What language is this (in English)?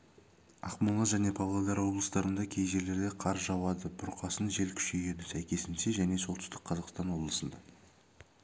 Kazakh